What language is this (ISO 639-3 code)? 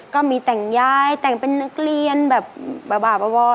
tha